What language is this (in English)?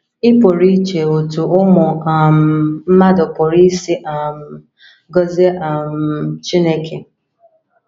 Igbo